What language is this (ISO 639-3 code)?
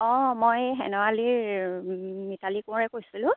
asm